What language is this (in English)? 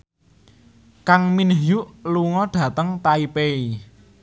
Javanese